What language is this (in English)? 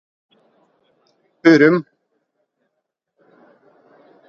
Norwegian Bokmål